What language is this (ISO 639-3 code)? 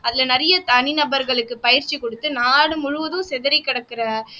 tam